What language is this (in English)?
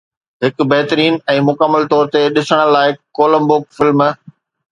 Sindhi